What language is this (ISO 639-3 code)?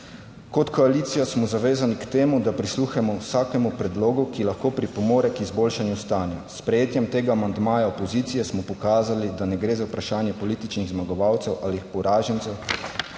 slv